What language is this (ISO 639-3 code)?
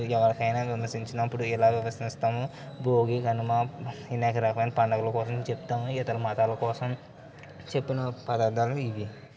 tel